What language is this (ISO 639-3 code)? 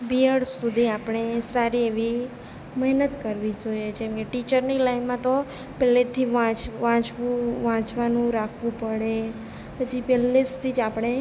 guj